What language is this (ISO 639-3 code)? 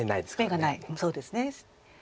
jpn